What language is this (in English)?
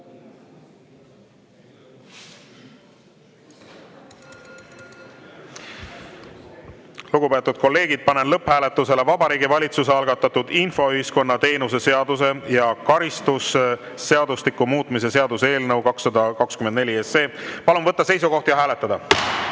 Estonian